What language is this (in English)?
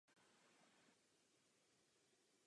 Czech